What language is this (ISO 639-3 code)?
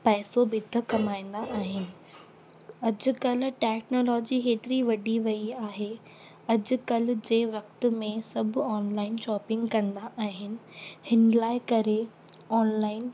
snd